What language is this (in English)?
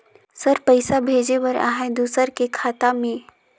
Chhattisgarhi